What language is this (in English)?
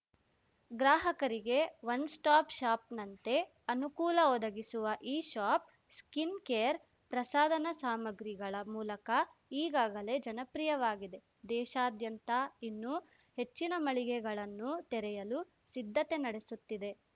Kannada